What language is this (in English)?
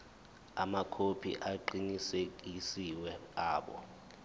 Zulu